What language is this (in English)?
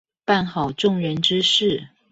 Chinese